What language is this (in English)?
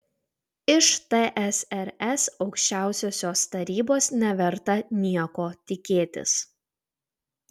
Lithuanian